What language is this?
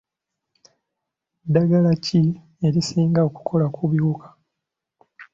Ganda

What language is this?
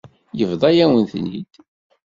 Kabyle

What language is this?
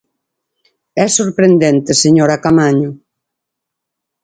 Galician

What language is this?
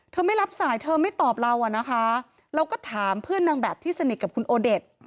Thai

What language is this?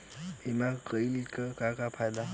Bhojpuri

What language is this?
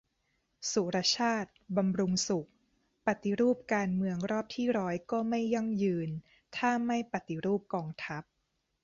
Thai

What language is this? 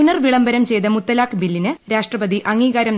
Malayalam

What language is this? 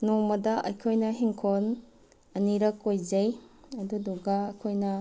Manipuri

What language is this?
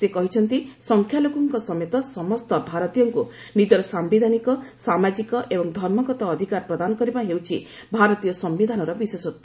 Odia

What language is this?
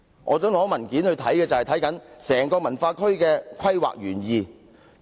Cantonese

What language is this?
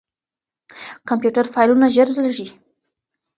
Pashto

